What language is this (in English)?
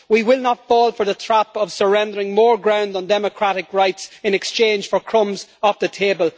English